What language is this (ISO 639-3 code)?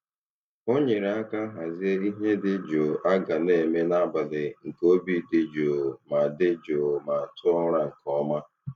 ibo